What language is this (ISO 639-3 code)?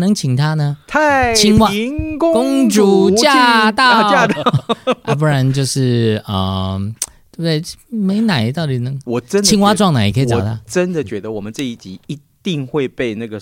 zho